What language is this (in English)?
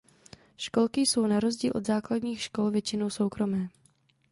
Czech